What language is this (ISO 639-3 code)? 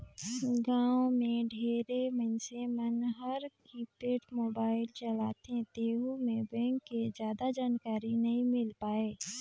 hne